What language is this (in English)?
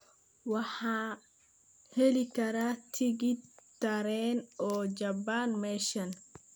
Somali